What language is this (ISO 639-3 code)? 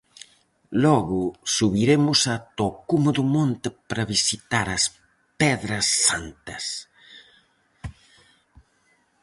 glg